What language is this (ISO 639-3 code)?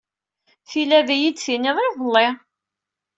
kab